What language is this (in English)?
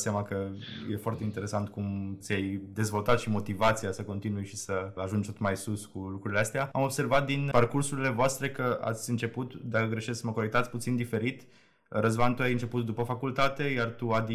Romanian